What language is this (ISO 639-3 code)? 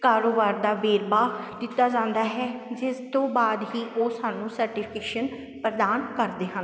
pan